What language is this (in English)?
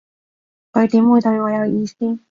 Cantonese